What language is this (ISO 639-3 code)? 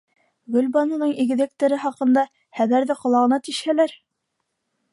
bak